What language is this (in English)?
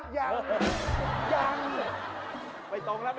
Thai